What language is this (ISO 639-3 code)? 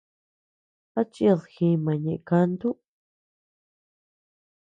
cux